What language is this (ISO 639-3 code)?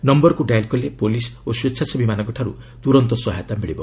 ori